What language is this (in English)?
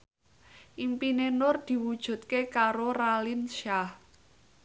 Javanese